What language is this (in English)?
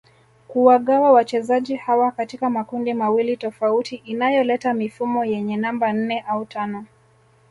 Swahili